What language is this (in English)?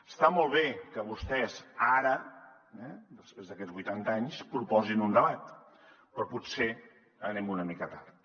Catalan